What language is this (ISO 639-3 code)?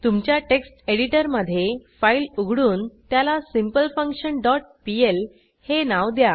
mar